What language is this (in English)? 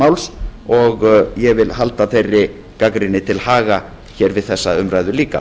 Icelandic